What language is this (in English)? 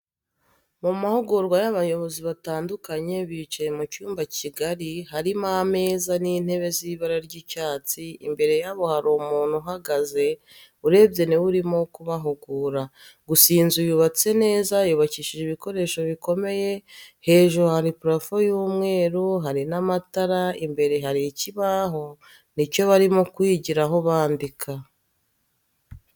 Kinyarwanda